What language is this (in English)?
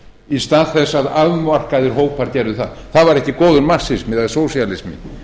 Icelandic